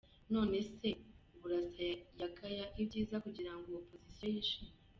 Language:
Kinyarwanda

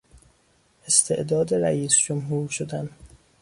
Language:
Persian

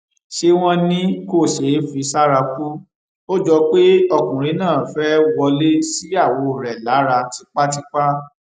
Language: Yoruba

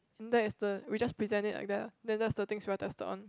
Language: English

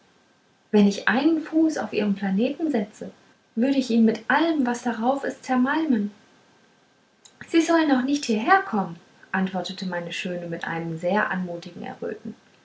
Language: German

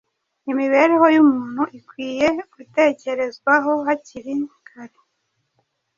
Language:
Kinyarwanda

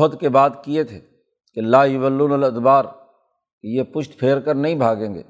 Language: Urdu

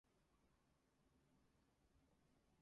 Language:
English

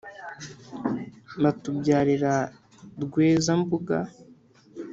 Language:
Kinyarwanda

